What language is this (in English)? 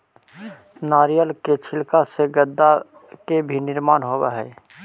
Magahi